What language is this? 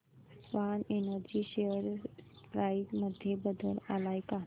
Marathi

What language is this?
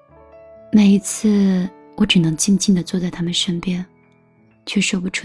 Chinese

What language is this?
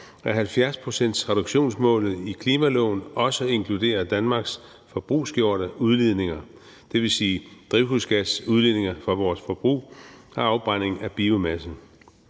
Danish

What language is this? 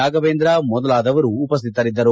Kannada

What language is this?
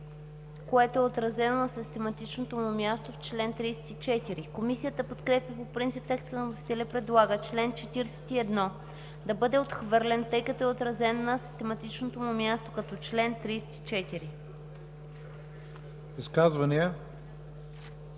Bulgarian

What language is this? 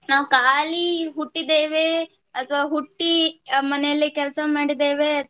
Kannada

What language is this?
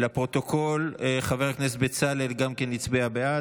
Hebrew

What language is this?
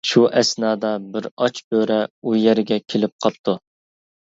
Uyghur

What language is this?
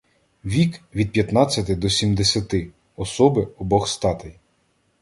Ukrainian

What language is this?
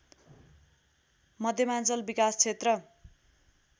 Nepali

